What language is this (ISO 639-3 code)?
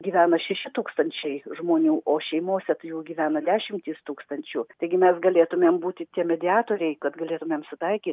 lit